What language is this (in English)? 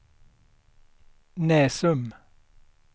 Swedish